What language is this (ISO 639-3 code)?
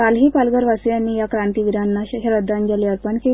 mar